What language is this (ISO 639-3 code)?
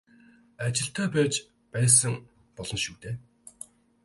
mon